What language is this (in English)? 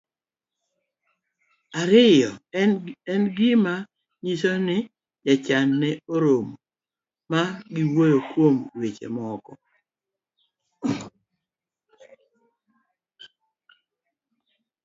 Luo (Kenya and Tanzania)